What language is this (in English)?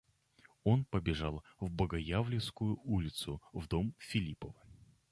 Russian